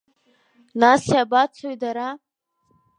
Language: Abkhazian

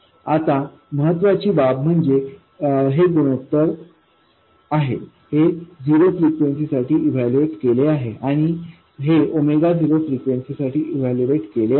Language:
Marathi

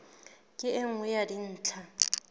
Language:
Southern Sotho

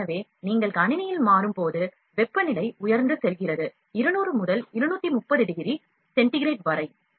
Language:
Tamil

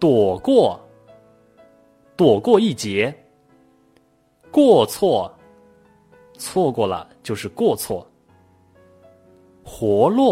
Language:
Chinese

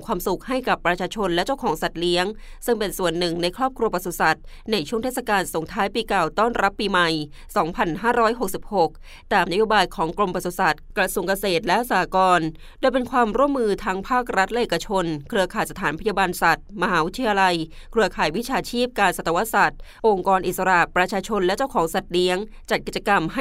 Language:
Thai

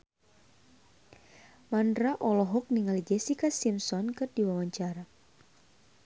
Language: Sundanese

